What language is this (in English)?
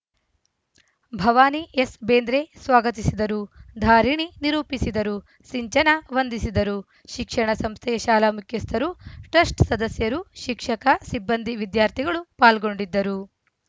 Kannada